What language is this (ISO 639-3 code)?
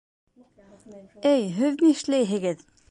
bak